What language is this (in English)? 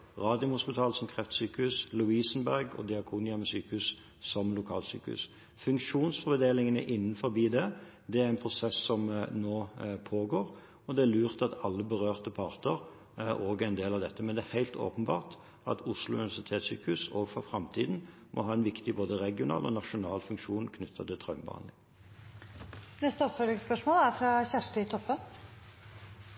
Norwegian